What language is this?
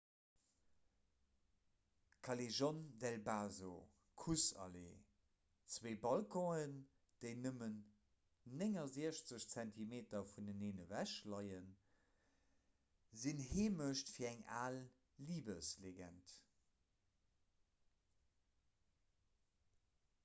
Luxembourgish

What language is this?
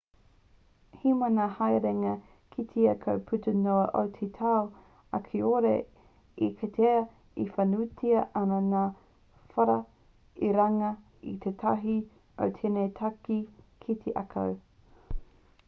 Māori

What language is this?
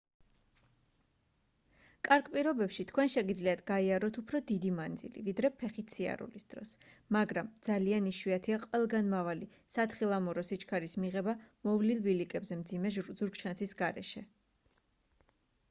Georgian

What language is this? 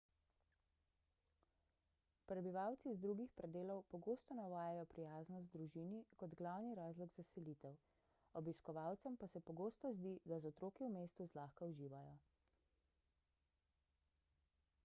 Slovenian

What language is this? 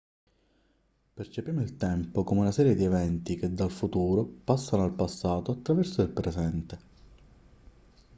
Italian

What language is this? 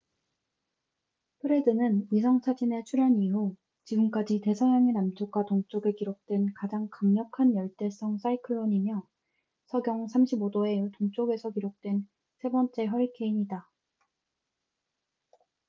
Korean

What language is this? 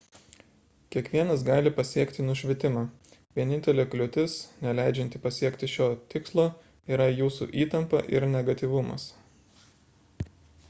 Lithuanian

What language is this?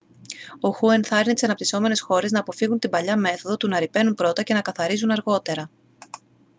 Greek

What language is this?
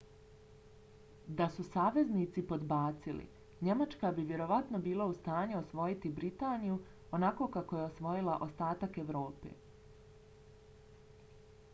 Bosnian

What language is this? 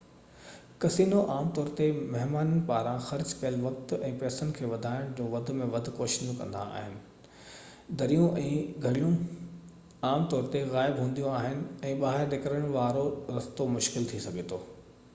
Sindhi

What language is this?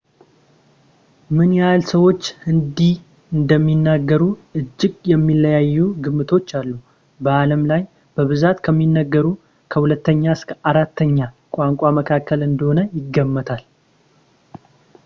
Amharic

